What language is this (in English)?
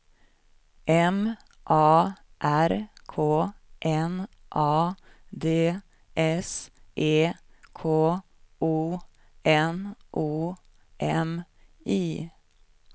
Swedish